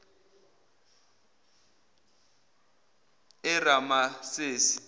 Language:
Zulu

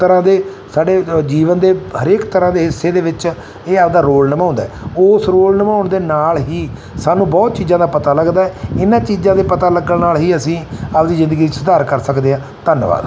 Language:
Punjabi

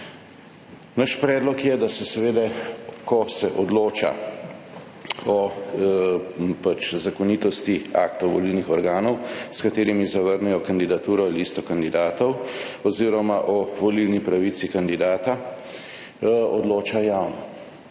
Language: Slovenian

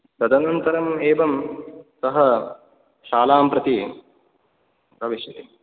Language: Sanskrit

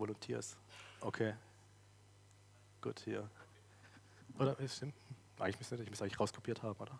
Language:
German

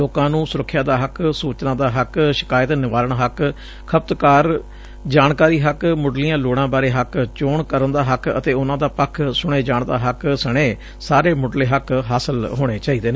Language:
Punjabi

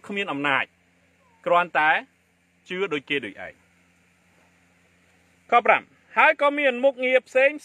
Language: Thai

